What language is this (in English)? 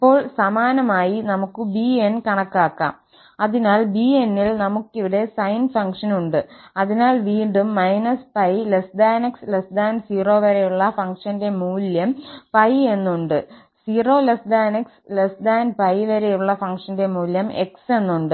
Malayalam